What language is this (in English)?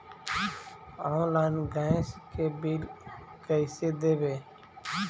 Magahi